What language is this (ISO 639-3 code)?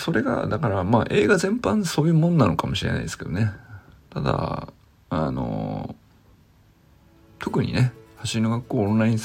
jpn